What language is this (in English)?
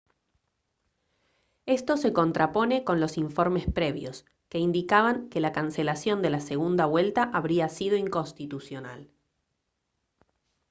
Spanish